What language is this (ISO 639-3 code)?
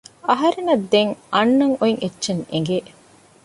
div